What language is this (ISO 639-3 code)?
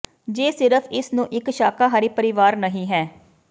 pan